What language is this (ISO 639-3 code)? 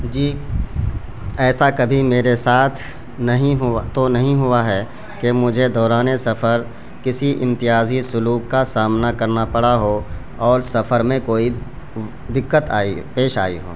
urd